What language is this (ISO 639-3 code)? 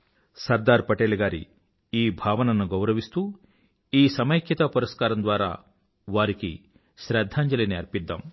tel